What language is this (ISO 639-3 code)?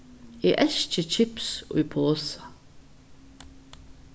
fao